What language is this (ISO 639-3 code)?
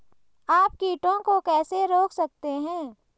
hin